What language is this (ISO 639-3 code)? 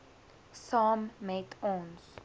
afr